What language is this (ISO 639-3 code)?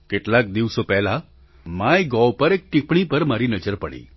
guj